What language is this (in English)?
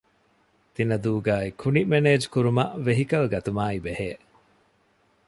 Divehi